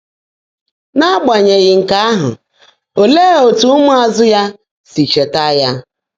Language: Igbo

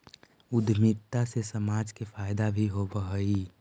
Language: Magahi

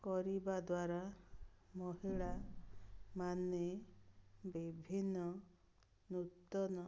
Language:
Odia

